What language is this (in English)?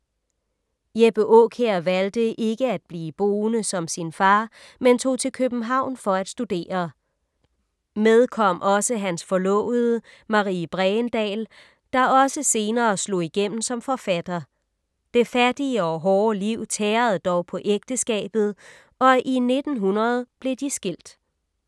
Danish